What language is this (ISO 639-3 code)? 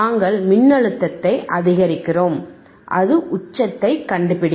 tam